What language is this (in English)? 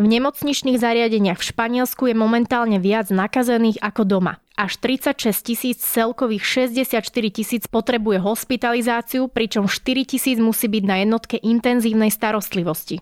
Slovak